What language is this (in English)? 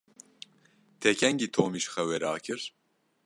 Kurdish